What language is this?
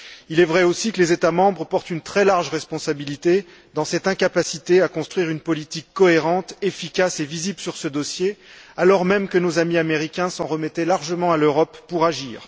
French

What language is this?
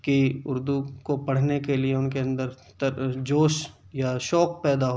Urdu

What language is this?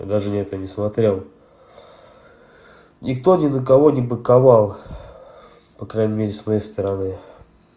Russian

